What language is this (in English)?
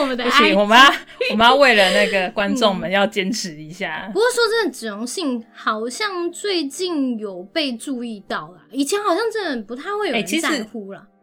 Chinese